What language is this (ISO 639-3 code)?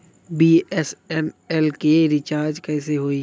bho